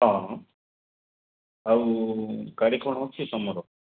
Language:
Odia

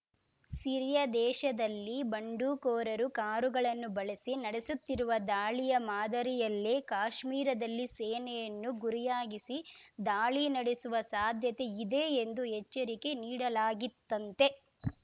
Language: Kannada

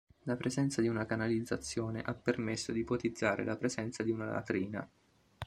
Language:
Italian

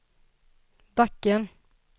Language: Swedish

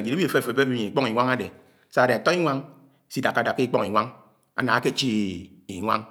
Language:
Anaang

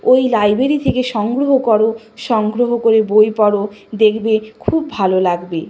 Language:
Bangla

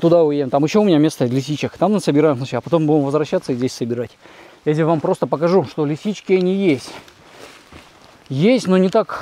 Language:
Russian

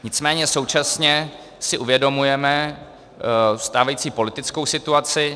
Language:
Czech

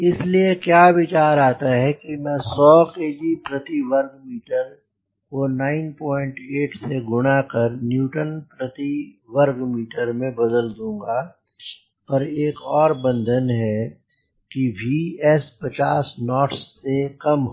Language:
Hindi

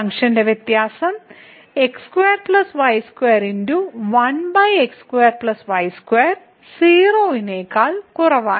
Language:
Malayalam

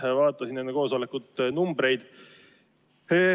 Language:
Estonian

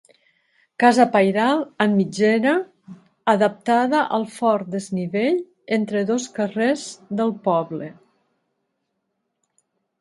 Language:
Catalan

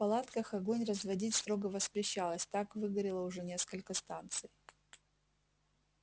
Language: Russian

